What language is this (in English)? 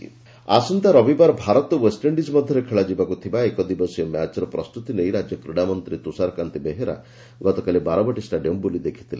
Odia